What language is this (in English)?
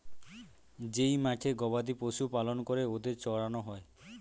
Bangla